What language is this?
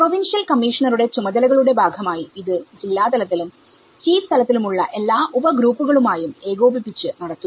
Malayalam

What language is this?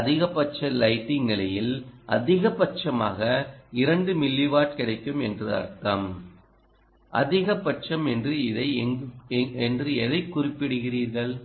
Tamil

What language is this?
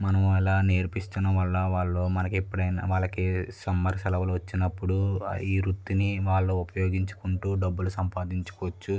Telugu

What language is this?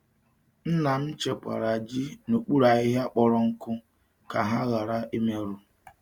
Igbo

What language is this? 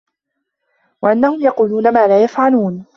Arabic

